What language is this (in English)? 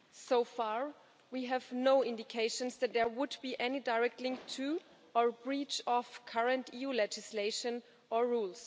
English